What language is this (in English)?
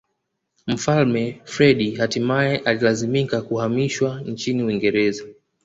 Swahili